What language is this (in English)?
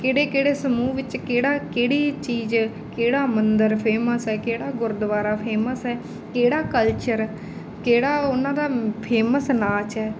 Punjabi